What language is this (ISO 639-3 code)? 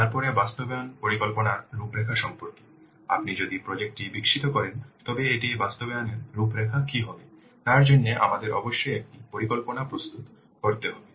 ben